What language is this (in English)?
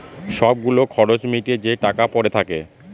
Bangla